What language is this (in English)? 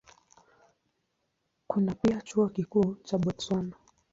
Swahili